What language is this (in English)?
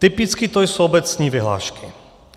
Czech